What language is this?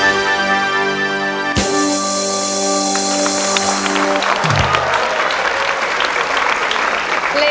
Thai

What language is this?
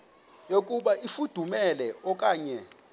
Xhosa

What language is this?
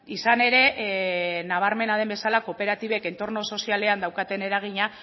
Basque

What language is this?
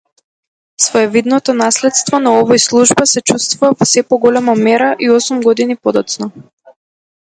Macedonian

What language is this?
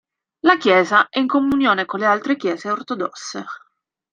Italian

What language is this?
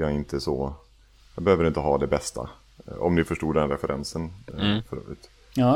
Swedish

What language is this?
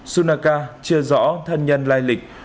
Vietnamese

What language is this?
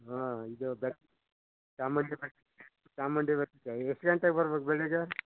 Kannada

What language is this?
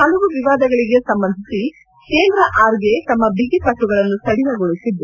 Kannada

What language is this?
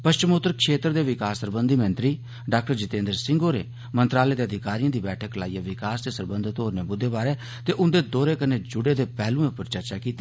Dogri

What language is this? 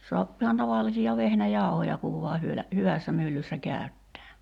Finnish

